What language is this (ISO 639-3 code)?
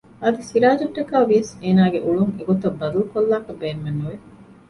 div